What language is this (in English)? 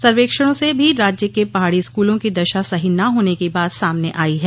Hindi